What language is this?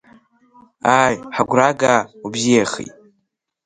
Abkhazian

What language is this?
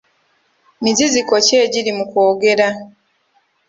Ganda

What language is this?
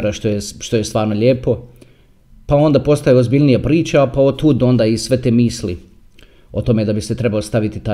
Croatian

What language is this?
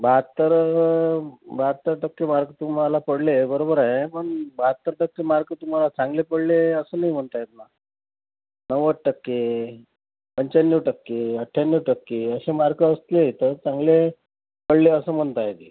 Marathi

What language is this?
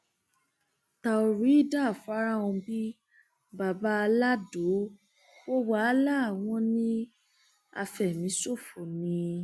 Yoruba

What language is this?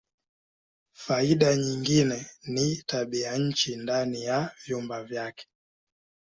Swahili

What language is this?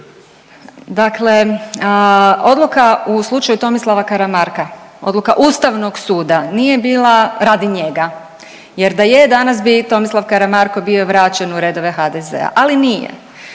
Croatian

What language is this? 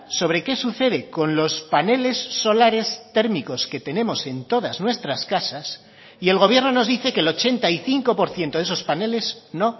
Spanish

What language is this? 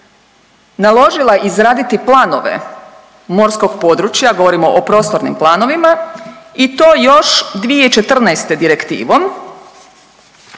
Croatian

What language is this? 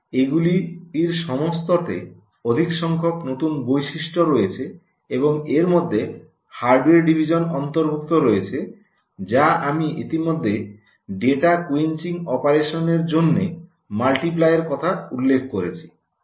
Bangla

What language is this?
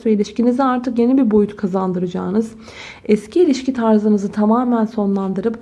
Turkish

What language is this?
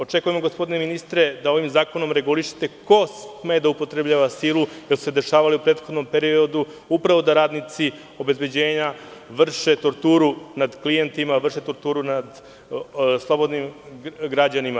Serbian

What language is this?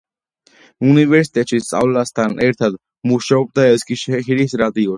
Georgian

